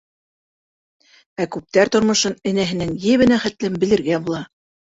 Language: Bashkir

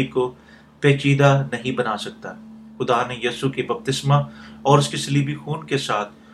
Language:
Urdu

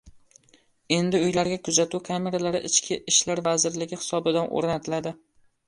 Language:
Uzbek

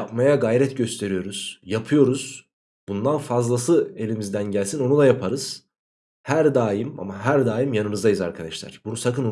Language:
Turkish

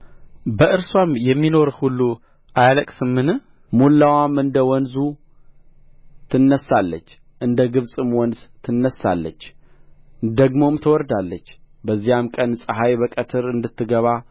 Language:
Amharic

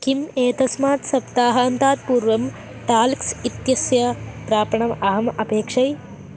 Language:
Sanskrit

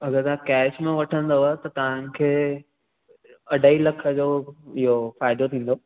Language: Sindhi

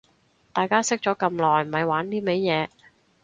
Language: Cantonese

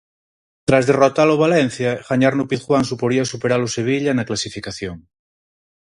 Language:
Galician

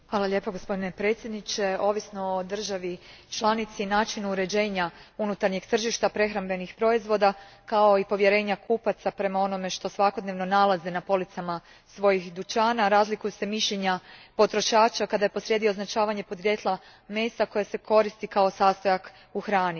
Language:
Croatian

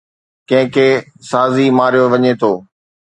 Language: Sindhi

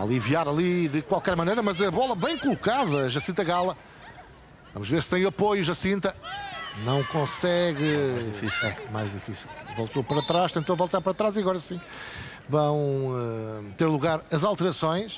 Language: Portuguese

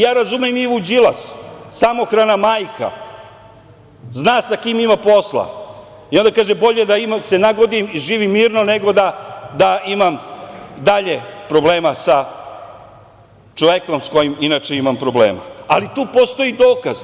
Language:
Serbian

